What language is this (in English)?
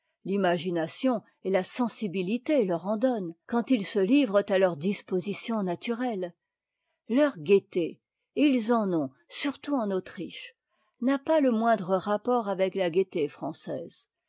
French